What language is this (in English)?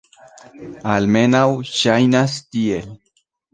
Esperanto